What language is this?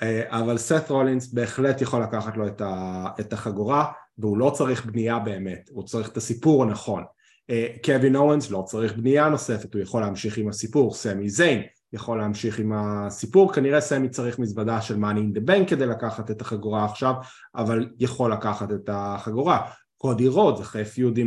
Hebrew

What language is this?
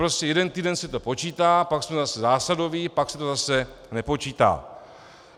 Czech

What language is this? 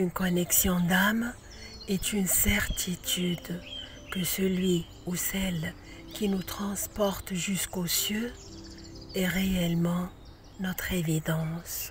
French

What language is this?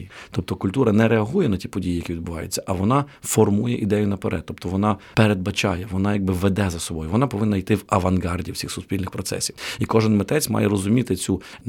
Ukrainian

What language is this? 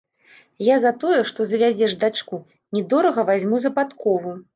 Belarusian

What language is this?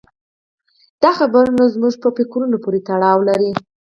Pashto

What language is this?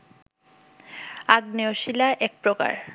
Bangla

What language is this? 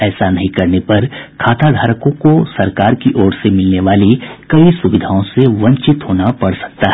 Hindi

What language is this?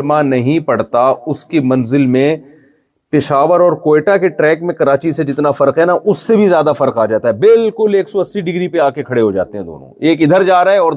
Urdu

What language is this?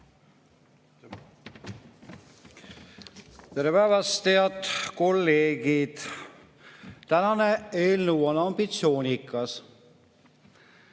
Estonian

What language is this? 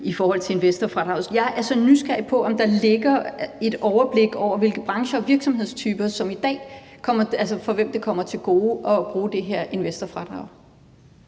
Danish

